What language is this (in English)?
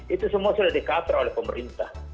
Indonesian